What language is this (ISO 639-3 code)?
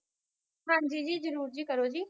pan